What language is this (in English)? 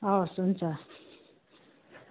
Nepali